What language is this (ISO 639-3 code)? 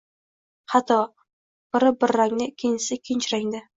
uzb